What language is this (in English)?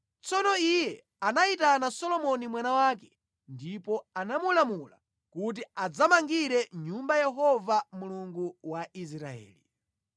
Nyanja